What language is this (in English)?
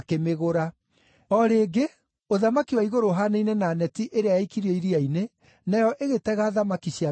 Kikuyu